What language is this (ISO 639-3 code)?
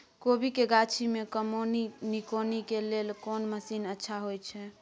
mai